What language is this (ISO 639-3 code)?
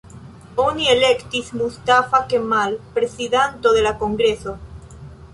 epo